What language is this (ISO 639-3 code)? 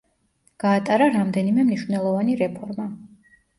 kat